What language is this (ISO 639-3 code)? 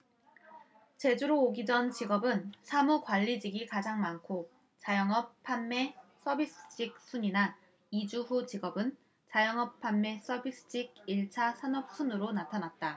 kor